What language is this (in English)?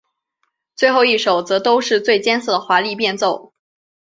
Chinese